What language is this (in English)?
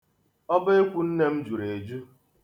Igbo